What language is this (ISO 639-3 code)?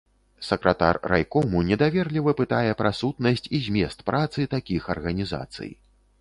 bel